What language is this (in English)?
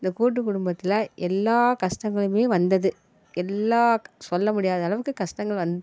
Tamil